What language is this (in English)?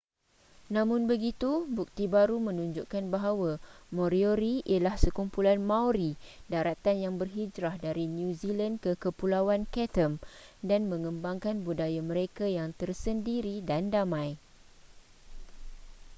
Malay